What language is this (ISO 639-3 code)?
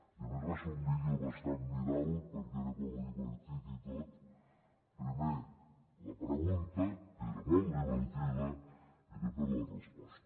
cat